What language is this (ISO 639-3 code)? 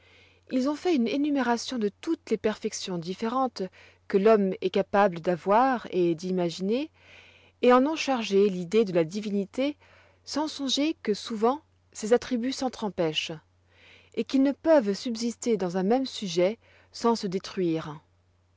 fra